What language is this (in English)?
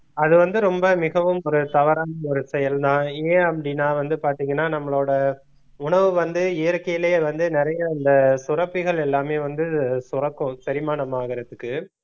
Tamil